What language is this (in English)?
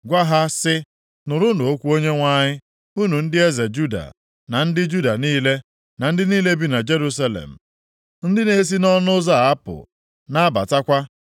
Igbo